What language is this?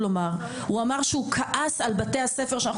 Hebrew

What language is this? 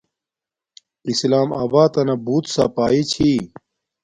Domaaki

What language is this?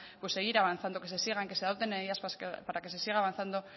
Spanish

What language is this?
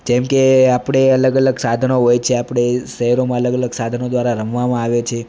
Gujarati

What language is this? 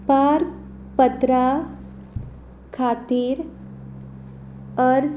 Konkani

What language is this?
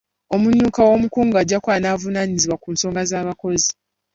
Ganda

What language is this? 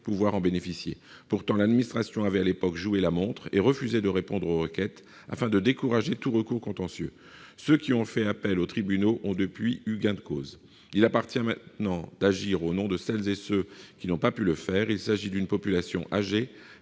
French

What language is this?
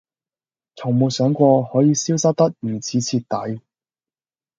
Cantonese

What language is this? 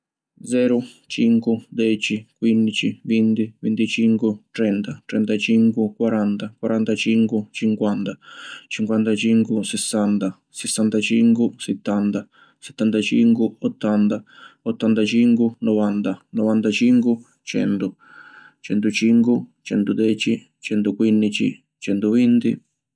Sicilian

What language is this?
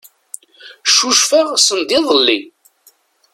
Kabyle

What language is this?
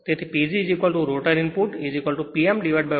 Gujarati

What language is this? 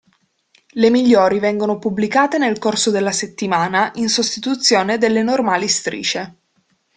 Italian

